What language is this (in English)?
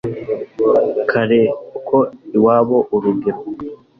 Kinyarwanda